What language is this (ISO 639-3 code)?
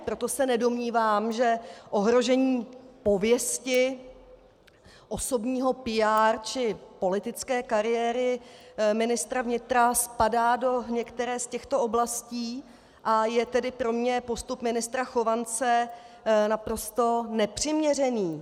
ces